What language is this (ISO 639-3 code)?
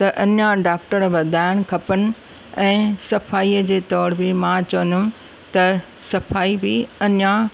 snd